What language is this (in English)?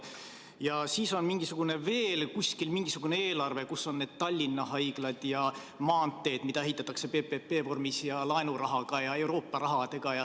Estonian